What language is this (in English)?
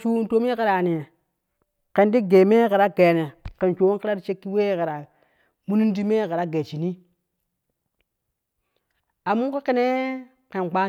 Kushi